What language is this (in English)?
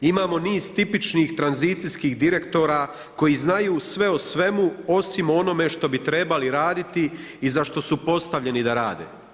Croatian